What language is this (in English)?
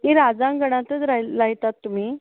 Konkani